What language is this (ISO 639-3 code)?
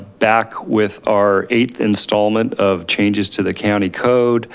eng